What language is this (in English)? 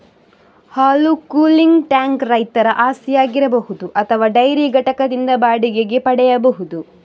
Kannada